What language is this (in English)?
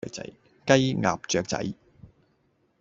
Cantonese